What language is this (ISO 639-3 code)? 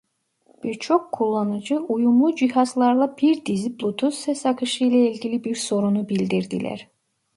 tur